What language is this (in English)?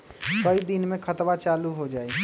Magahi